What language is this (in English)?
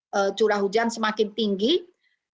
Indonesian